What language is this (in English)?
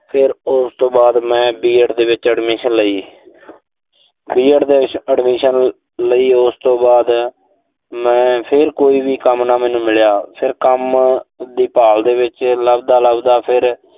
Punjabi